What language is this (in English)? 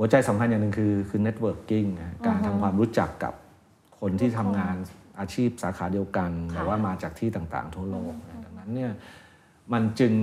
Thai